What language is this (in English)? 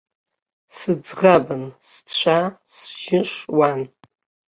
Abkhazian